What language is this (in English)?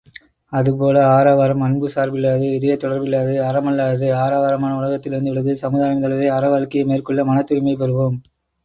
Tamil